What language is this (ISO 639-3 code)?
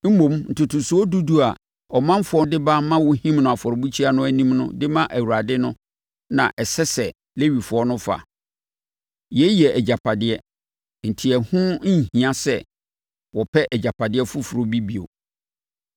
aka